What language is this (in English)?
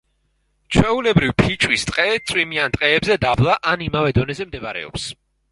Georgian